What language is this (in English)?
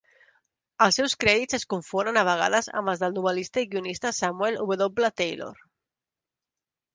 Catalan